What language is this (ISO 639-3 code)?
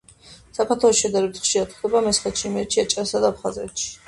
kat